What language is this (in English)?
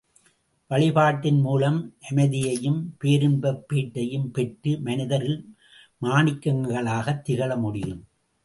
Tamil